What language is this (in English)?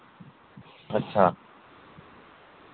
Dogri